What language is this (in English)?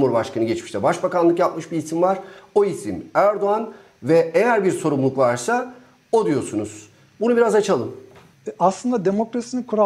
Turkish